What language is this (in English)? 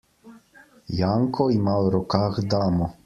Slovenian